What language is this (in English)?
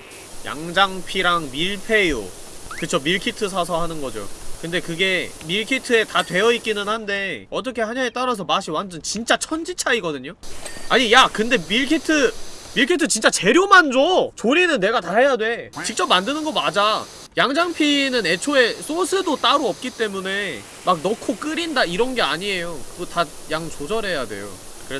Korean